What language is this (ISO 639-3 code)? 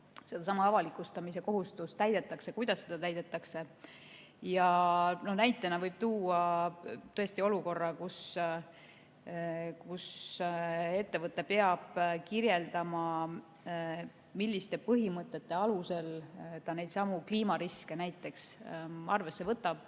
est